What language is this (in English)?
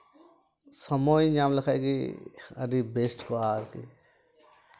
Santali